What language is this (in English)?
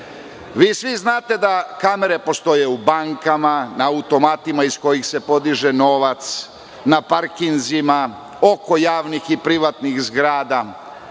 Serbian